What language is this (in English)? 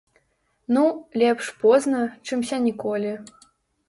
Belarusian